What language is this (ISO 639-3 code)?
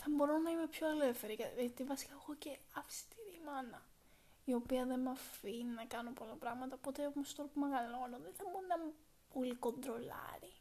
ell